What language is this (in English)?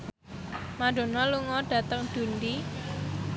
Javanese